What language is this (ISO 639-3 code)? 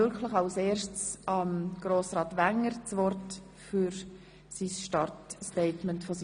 gsw